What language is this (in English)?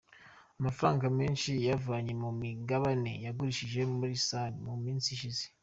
Kinyarwanda